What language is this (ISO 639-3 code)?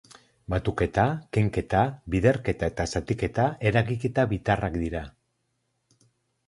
eus